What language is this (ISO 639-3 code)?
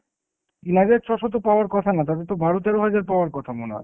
ben